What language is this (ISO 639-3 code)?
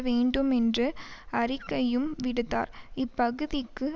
tam